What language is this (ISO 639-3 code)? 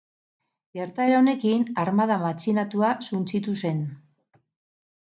eus